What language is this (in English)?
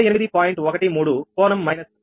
Telugu